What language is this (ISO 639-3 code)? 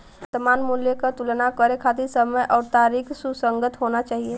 bho